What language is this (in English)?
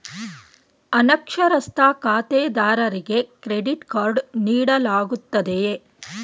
Kannada